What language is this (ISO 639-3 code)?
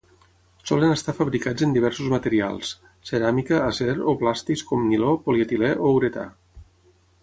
cat